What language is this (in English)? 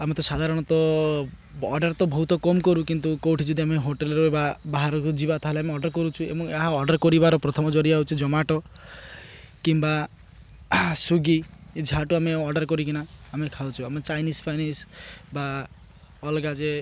Odia